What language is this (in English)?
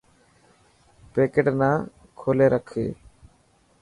Dhatki